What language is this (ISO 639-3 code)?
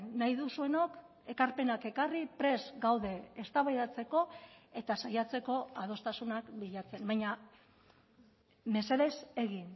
eus